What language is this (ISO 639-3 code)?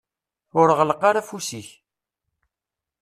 kab